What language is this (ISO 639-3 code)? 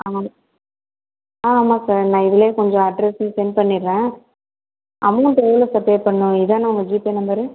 tam